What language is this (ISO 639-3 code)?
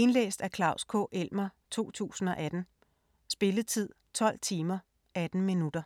dan